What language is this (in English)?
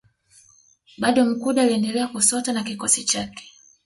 Swahili